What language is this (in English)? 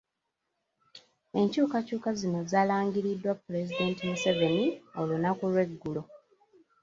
Ganda